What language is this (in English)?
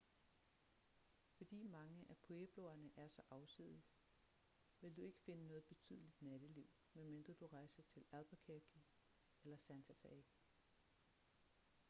Danish